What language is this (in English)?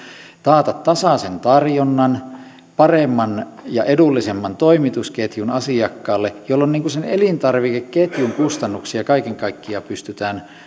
Finnish